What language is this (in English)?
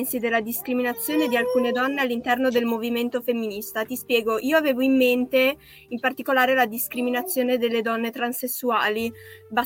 Italian